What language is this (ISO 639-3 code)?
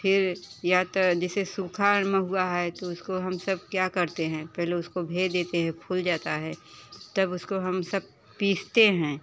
hin